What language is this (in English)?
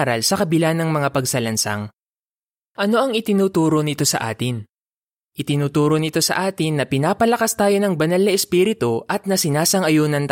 Filipino